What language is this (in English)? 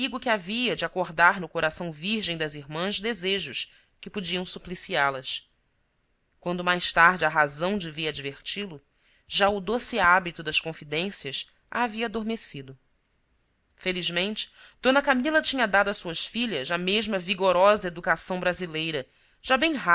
Portuguese